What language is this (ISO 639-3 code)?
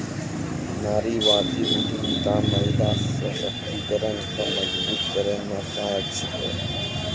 mai